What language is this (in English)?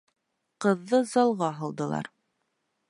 Bashkir